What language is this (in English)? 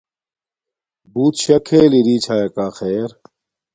Domaaki